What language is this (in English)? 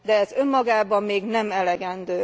Hungarian